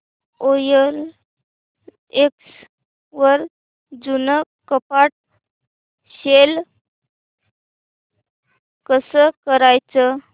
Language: Marathi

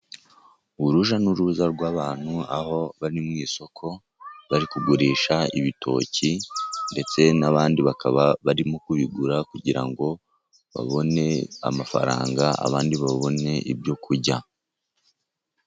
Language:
Kinyarwanda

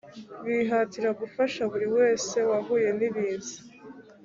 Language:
Kinyarwanda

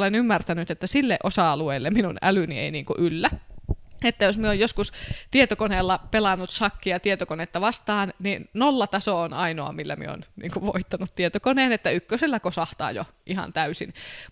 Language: Finnish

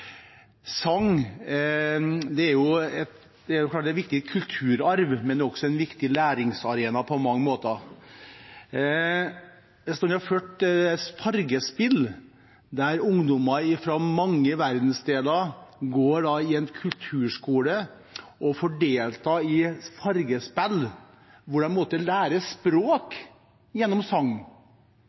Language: Norwegian Bokmål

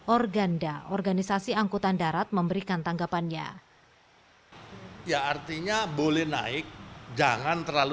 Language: Indonesian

